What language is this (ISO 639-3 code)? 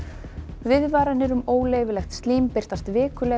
isl